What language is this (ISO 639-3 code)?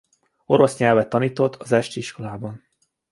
hun